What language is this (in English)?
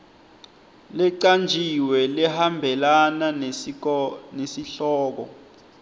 Swati